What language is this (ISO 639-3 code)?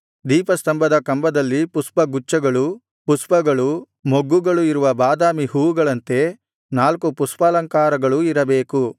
kan